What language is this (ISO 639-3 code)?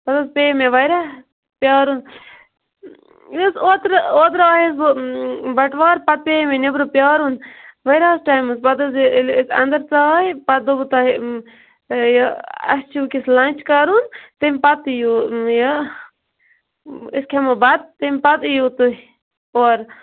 kas